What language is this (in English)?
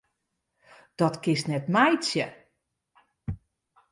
Western Frisian